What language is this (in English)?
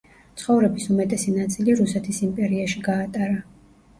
Georgian